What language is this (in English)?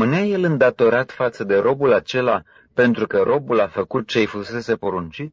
Romanian